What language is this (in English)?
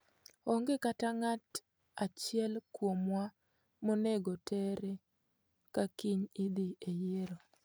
Luo (Kenya and Tanzania)